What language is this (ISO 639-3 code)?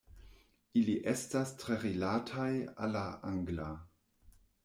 epo